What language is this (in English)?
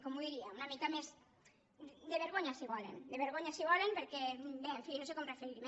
Catalan